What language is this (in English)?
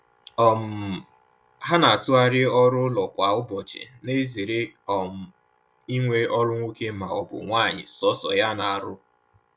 Igbo